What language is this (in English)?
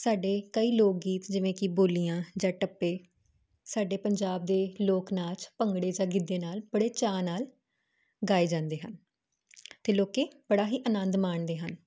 Punjabi